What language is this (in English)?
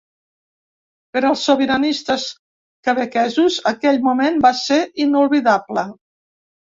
Catalan